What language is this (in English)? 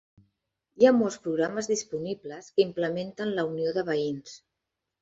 Catalan